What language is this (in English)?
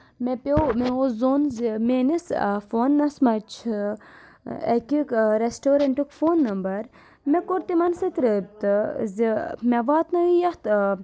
Kashmiri